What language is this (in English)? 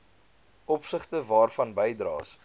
Afrikaans